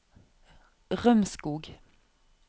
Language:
Norwegian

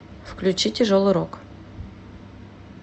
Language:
Russian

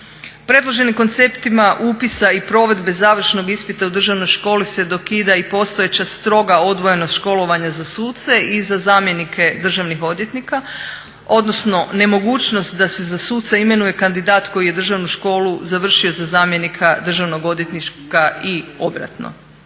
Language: Croatian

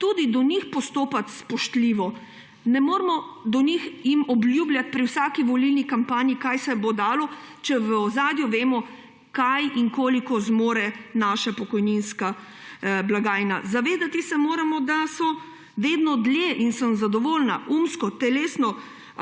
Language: Slovenian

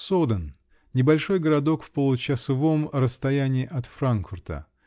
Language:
Russian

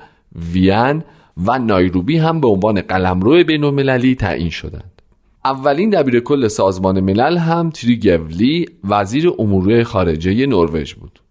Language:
Persian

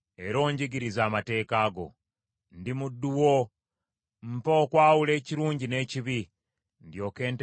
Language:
Ganda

